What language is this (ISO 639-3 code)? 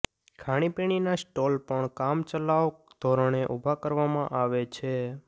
guj